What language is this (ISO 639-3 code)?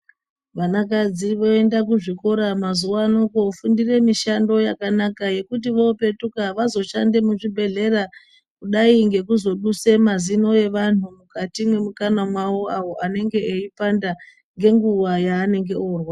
ndc